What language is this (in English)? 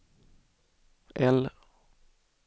Swedish